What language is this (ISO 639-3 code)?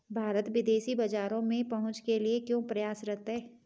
hin